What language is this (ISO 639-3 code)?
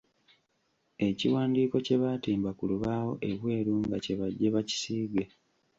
lug